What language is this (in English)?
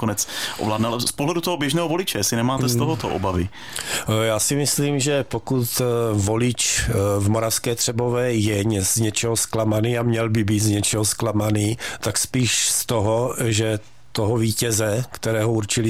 Czech